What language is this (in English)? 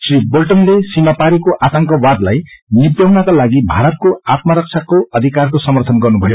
Nepali